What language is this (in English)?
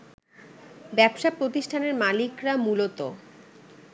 Bangla